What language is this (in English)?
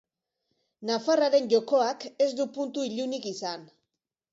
Basque